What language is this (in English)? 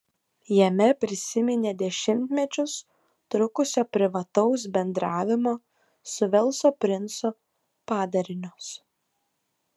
Lithuanian